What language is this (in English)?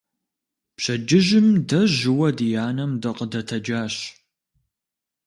Kabardian